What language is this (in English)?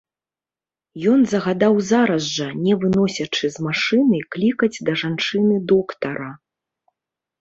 Belarusian